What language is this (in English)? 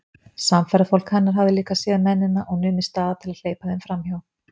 Icelandic